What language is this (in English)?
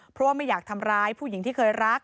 Thai